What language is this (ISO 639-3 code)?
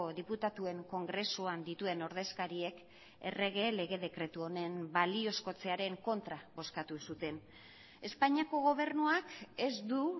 eus